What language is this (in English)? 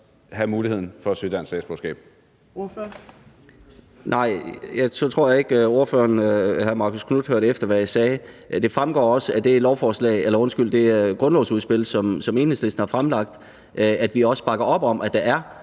Danish